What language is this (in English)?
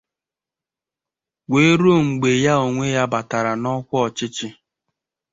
Igbo